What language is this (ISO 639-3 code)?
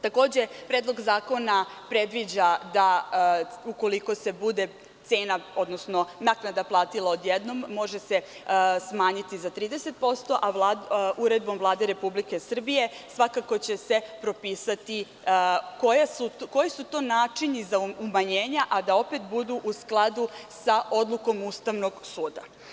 srp